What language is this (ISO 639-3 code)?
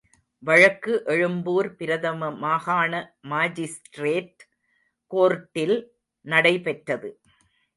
tam